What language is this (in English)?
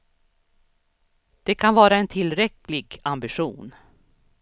Swedish